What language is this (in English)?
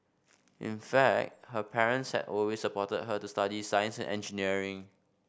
English